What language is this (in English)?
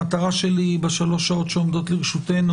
Hebrew